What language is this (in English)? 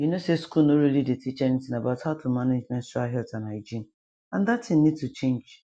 Nigerian Pidgin